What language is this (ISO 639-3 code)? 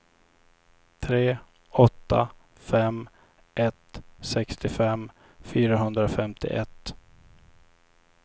swe